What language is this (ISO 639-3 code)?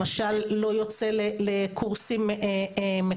heb